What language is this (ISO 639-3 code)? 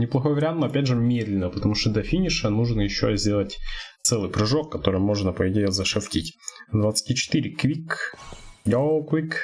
rus